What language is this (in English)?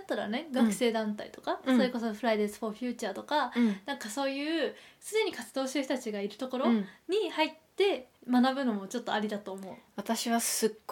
Japanese